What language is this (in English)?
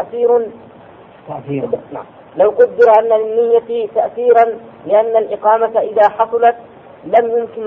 Arabic